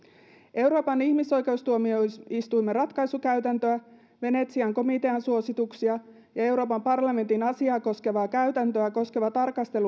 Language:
Finnish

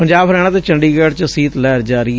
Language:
Punjabi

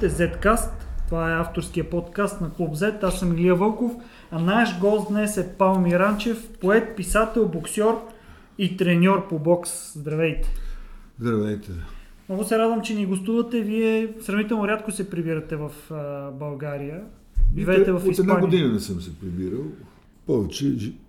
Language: Bulgarian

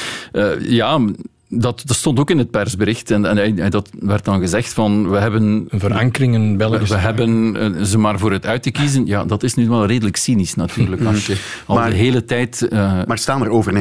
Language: Dutch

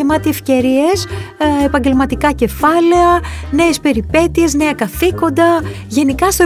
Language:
Greek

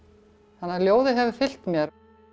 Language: Icelandic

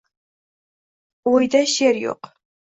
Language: Uzbek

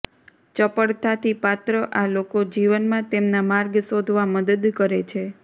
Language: Gujarati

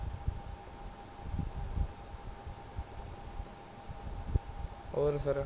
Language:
Punjabi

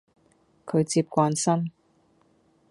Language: Cantonese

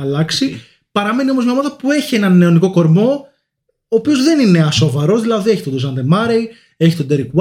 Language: Greek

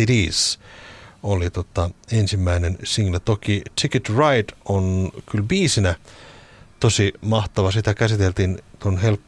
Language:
Finnish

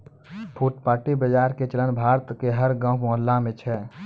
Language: Maithili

